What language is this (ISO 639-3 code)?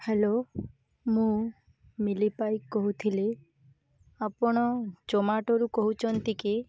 ori